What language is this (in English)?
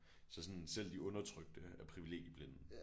Danish